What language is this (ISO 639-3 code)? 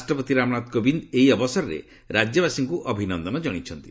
ori